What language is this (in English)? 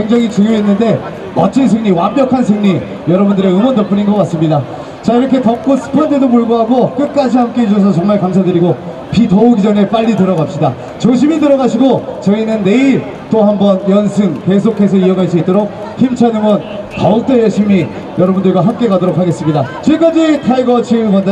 Korean